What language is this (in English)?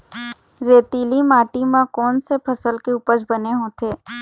Chhattisgarhi